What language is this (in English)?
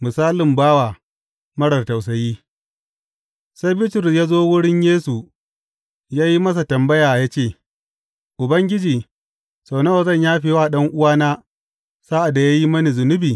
Hausa